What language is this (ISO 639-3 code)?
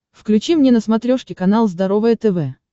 rus